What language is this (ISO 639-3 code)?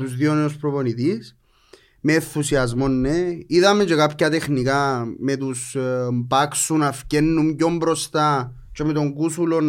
ell